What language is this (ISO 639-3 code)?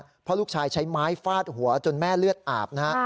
tha